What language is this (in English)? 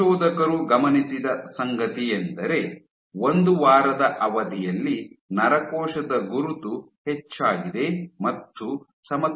Kannada